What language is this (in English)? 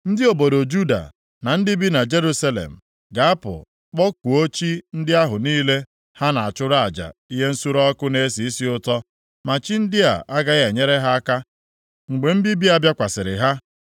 Igbo